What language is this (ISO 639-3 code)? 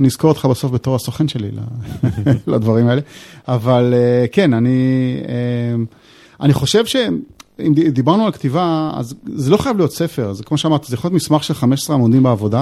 heb